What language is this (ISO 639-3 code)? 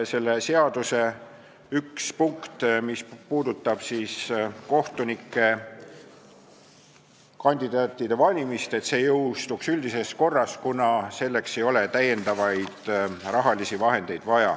est